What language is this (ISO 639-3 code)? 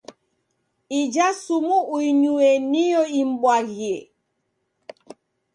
dav